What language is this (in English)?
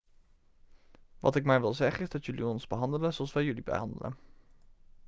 Dutch